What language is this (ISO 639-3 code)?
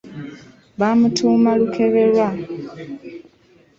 lug